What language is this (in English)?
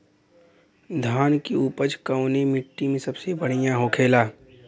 Bhojpuri